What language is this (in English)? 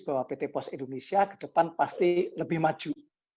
Indonesian